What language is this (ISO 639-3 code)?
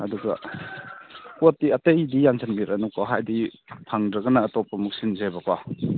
mni